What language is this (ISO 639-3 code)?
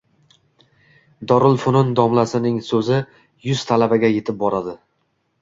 uzb